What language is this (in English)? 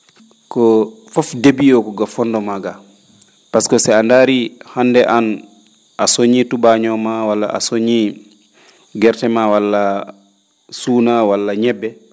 Fula